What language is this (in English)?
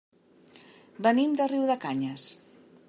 Catalan